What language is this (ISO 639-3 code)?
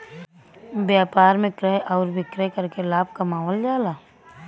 bho